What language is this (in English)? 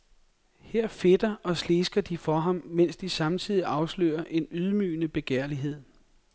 Danish